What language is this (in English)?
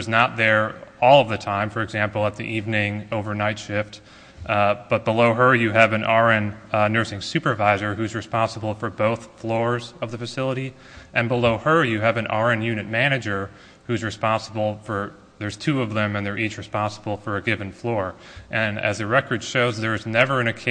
English